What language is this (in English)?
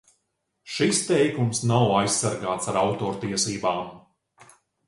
Latvian